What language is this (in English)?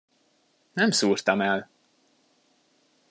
Hungarian